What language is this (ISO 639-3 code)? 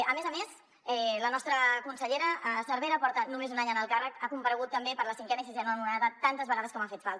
cat